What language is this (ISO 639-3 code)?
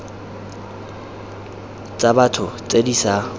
tsn